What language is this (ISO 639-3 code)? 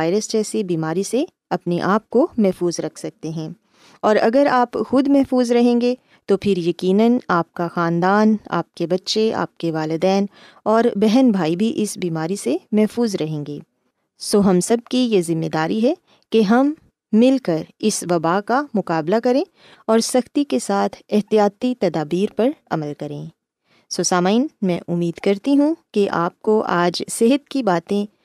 urd